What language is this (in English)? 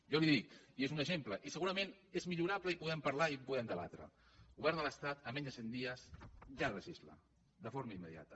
Catalan